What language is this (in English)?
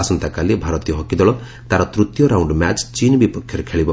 Odia